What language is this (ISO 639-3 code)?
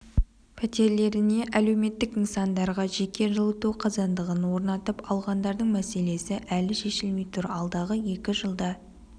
kaz